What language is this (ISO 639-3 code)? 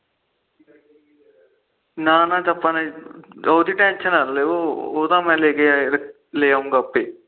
pan